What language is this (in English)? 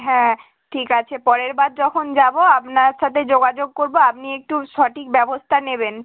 Bangla